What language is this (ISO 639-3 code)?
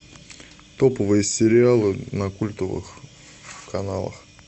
rus